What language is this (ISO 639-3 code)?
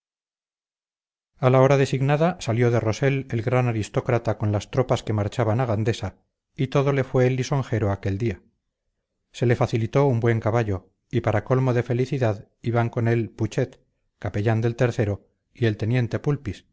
spa